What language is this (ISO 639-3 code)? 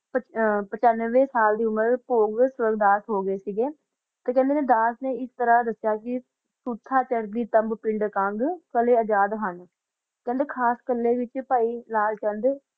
pan